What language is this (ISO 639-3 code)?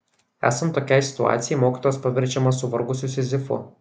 lit